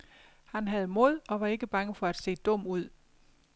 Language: Danish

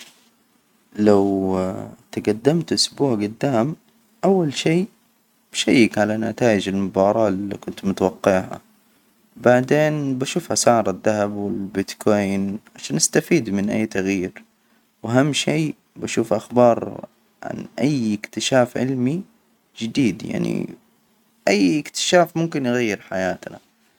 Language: Hijazi Arabic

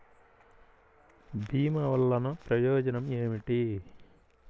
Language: Telugu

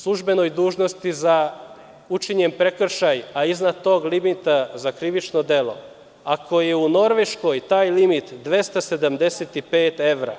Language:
Serbian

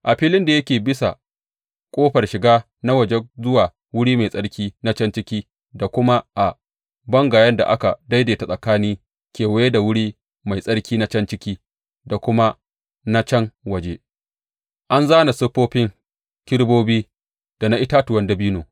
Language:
Hausa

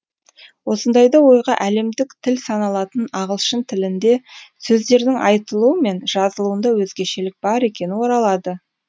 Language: Kazakh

